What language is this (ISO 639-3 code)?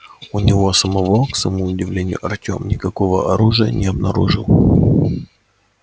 rus